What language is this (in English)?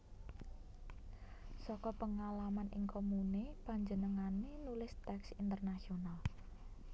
Javanese